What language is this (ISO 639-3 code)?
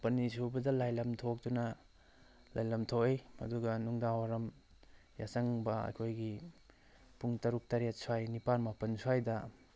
mni